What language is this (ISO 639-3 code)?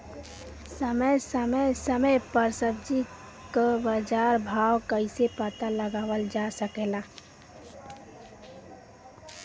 bho